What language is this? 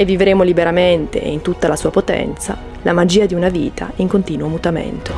Italian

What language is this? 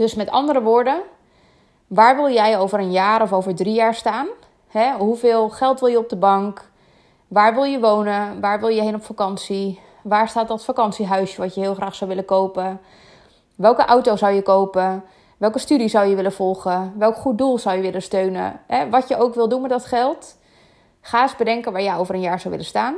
Dutch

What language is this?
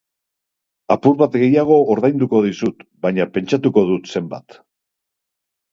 Basque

